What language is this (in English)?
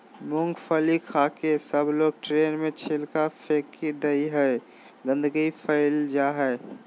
Magahi